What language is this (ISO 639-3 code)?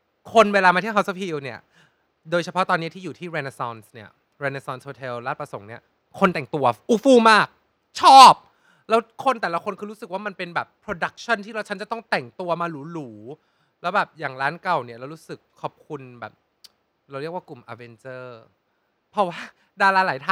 tha